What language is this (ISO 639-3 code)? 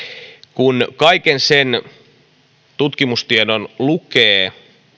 fin